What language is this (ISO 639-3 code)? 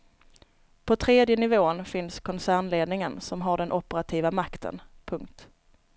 swe